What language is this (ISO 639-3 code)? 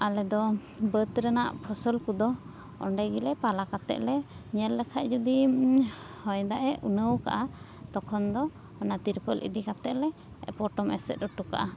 sat